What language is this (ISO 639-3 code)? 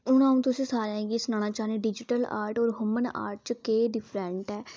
doi